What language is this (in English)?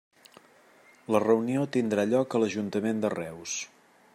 Catalan